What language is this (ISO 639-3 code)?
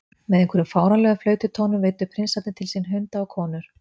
isl